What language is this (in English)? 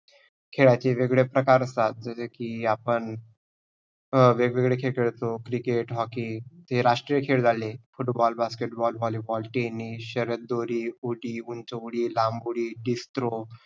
Marathi